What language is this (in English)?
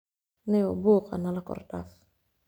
Somali